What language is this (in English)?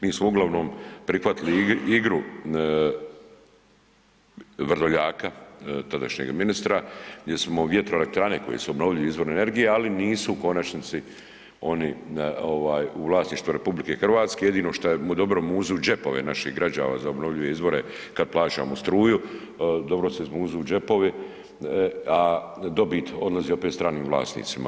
Croatian